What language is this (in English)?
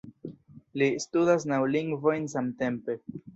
Esperanto